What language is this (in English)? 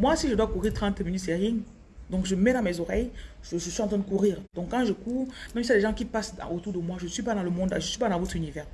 French